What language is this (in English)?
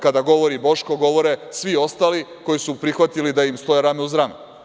Serbian